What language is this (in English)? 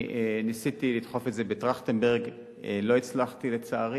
Hebrew